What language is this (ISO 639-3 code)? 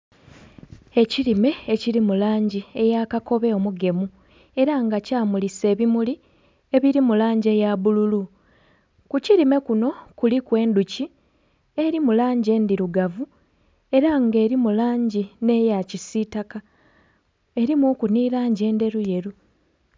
xog